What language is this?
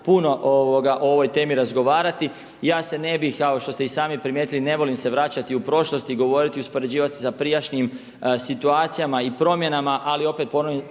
Croatian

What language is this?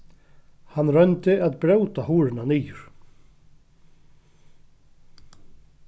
Faroese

